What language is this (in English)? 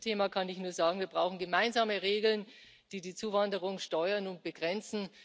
German